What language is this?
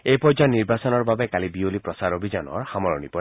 Assamese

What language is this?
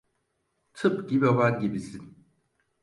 Turkish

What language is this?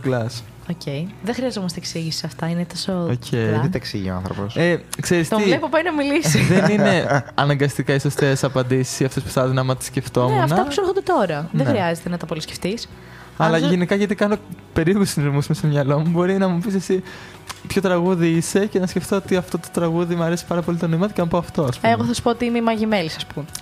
Greek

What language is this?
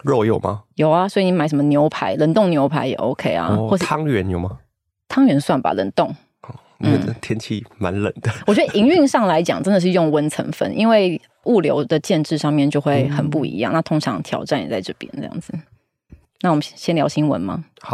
Chinese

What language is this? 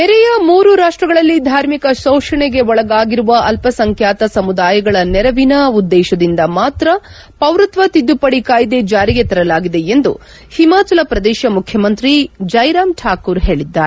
Kannada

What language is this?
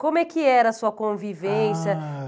Portuguese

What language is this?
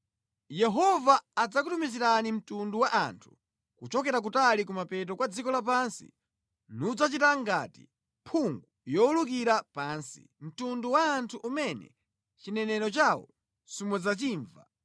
Nyanja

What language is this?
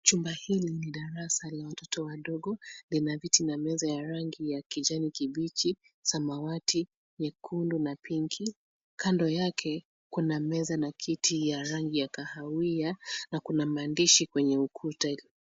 Swahili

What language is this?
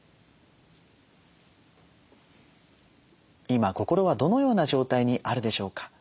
Japanese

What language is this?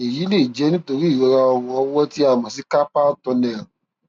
Yoruba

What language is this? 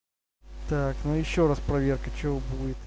Russian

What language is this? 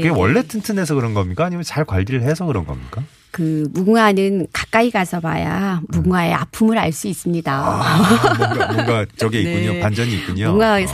Korean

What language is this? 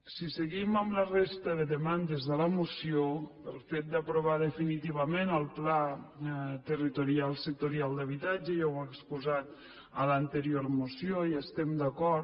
Catalan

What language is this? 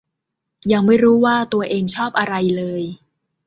Thai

